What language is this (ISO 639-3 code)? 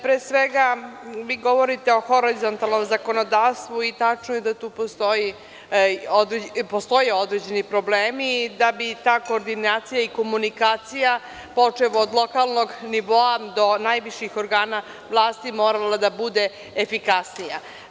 srp